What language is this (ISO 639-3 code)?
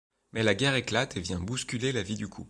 fra